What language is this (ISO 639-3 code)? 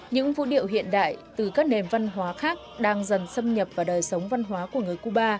vie